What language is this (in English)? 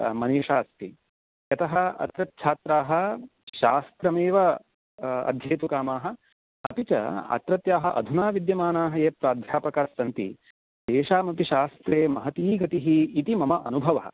Sanskrit